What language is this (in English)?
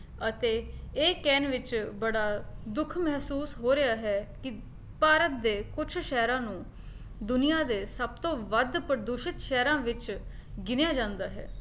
Punjabi